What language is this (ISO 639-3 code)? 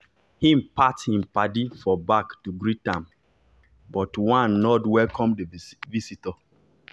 pcm